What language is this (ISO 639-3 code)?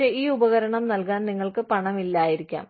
mal